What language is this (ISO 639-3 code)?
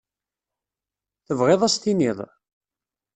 kab